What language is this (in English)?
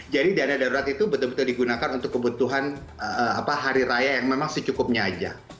Indonesian